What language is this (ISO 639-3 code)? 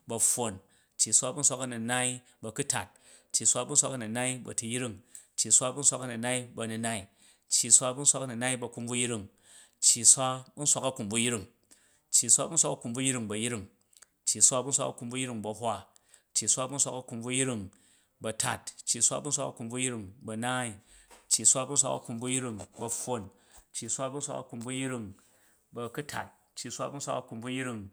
kaj